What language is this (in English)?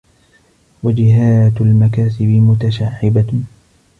Arabic